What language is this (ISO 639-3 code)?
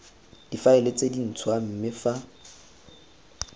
tsn